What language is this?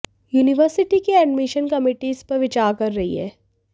Hindi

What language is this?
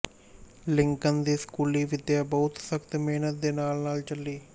Punjabi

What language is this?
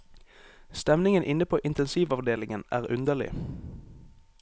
Norwegian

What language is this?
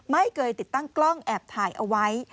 Thai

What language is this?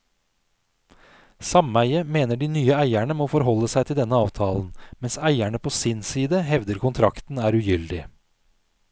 Norwegian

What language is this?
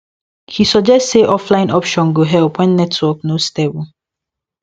Nigerian Pidgin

